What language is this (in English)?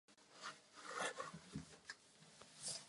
Czech